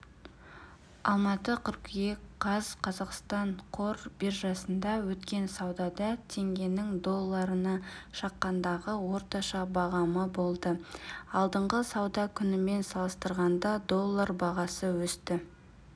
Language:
Kazakh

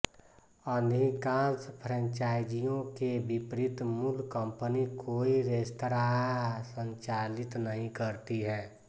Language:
Hindi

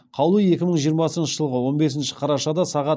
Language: Kazakh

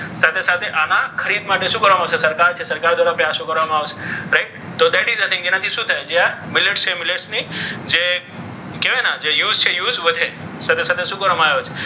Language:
Gujarati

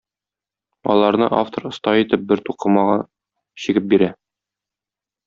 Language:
Tatar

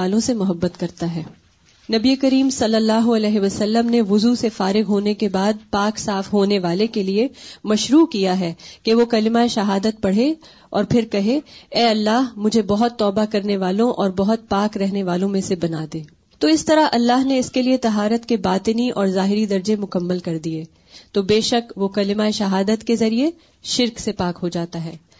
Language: Urdu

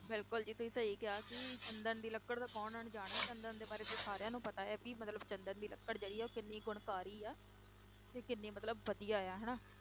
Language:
Punjabi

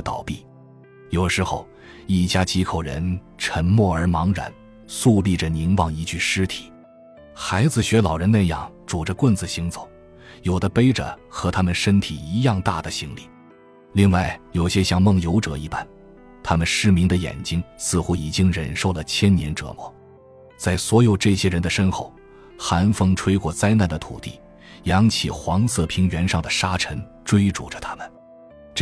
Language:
Chinese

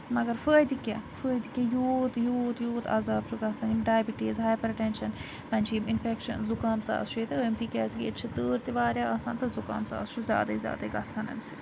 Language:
Kashmiri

